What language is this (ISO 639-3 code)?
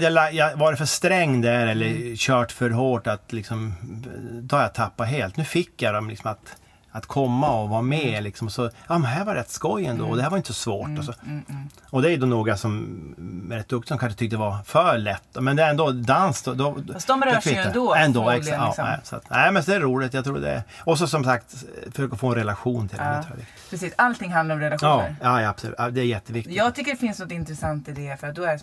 swe